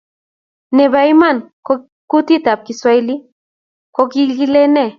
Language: Kalenjin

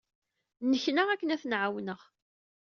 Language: Kabyle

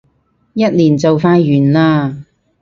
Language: Cantonese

